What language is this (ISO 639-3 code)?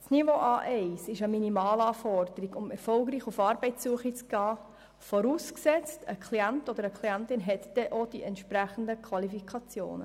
gsw